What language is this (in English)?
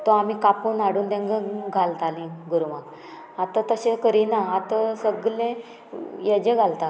Konkani